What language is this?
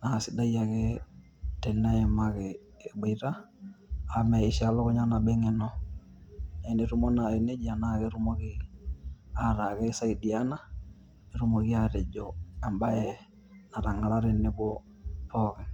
Masai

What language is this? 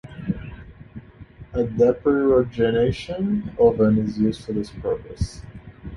English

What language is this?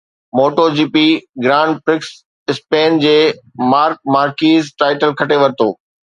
Sindhi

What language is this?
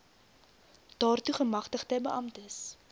Afrikaans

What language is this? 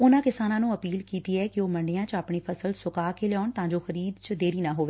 Punjabi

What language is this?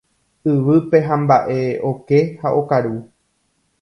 Guarani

